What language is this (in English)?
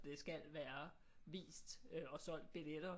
Danish